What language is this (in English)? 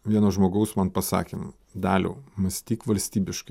Lithuanian